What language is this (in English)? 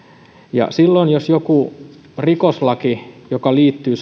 Finnish